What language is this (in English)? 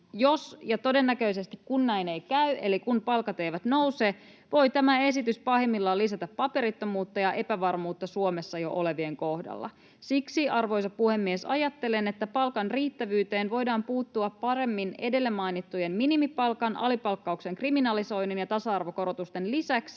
Finnish